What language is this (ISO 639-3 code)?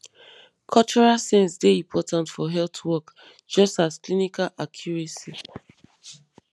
pcm